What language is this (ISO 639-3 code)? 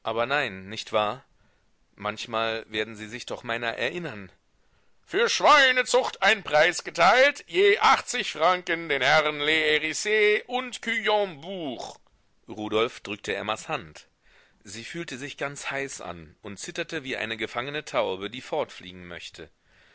deu